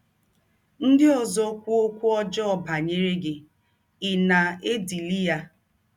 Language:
Igbo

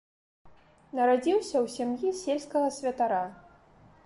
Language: Belarusian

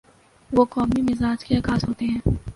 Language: Urdu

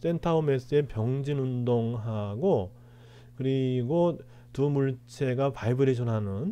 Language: Korean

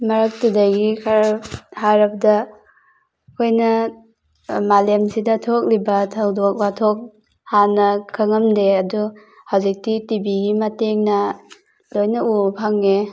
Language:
Manipuri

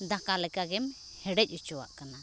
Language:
Santali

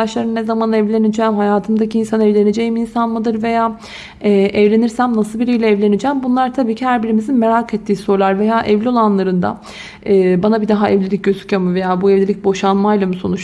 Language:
Turkish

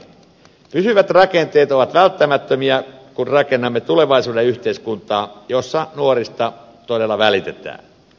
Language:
Finnish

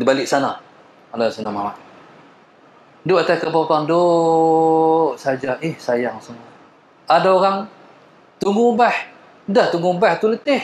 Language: Malay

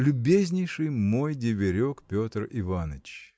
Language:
Russian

